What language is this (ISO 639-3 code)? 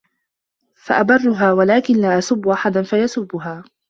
ara